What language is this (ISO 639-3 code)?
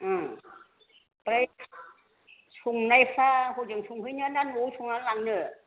brx